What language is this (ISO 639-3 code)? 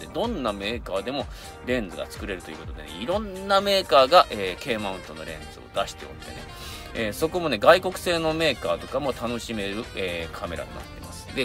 jpn